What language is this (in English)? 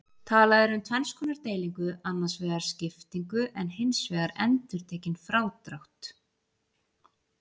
Icelandic